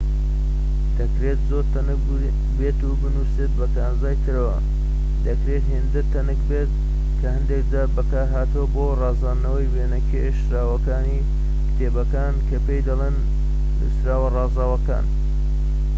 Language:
Central Kurdish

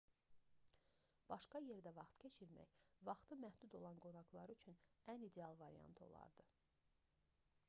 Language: Azerbaijani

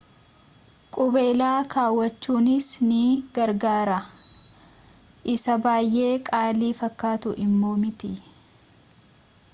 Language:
Oromo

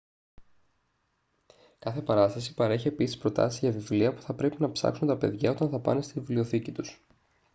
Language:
Greek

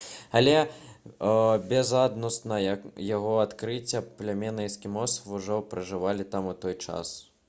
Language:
Belarusian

